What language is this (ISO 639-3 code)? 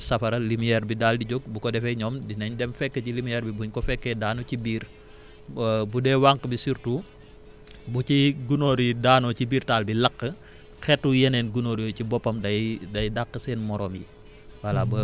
wol